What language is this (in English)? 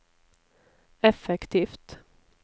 Norwegian